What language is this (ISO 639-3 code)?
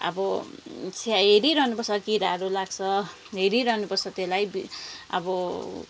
nep